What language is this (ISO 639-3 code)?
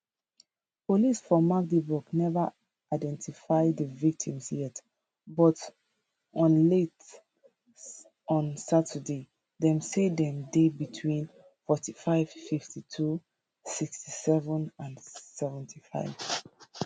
pcm